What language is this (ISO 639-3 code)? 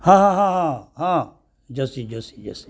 ori